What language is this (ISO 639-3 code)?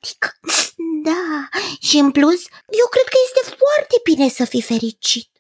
ron